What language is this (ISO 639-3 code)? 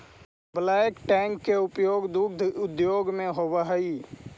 mag